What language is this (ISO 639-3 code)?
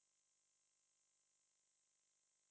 eng